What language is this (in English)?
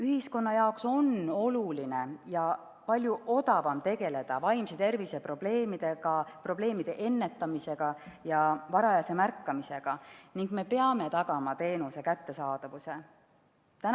Estonian